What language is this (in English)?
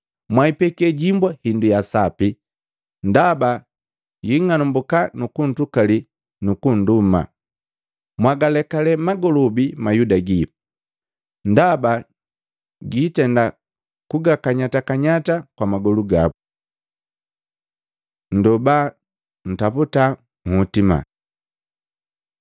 Matengo